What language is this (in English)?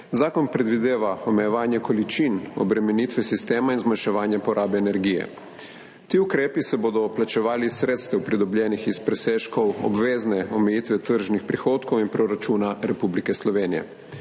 Slovenian